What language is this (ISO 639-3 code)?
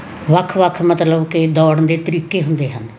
pan